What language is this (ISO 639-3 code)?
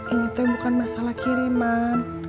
ind